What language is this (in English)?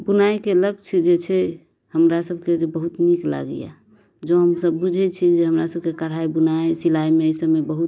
Maithili